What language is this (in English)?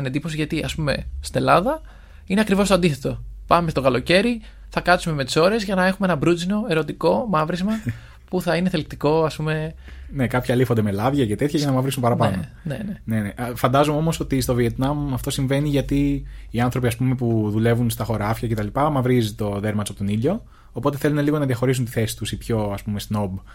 Greek